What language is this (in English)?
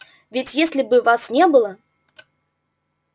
Russian